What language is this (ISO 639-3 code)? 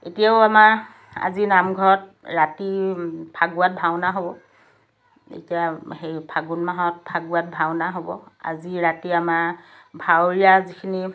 asm